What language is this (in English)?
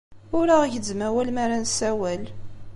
Kabyle